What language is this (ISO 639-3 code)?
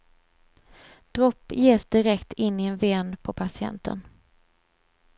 swe